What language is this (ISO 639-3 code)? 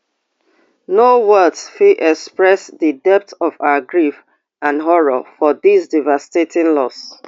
pcm